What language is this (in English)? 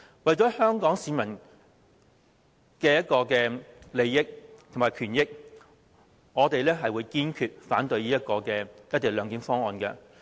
Cantonese